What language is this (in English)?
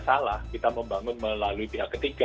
Indonesian